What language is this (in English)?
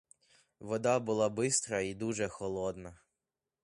Ukrainian